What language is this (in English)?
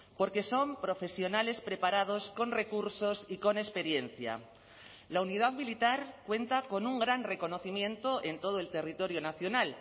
Spanish